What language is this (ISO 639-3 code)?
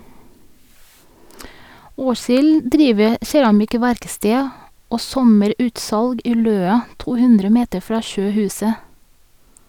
nor